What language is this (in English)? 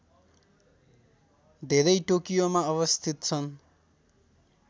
Nepali